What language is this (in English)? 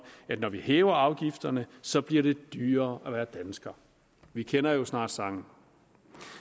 Danish